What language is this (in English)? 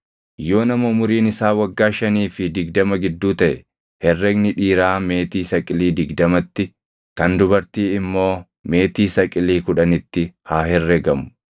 Oromo